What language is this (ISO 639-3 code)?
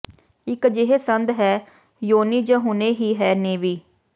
pan